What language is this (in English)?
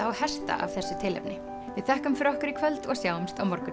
Icelandic